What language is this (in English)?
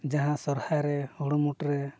Santali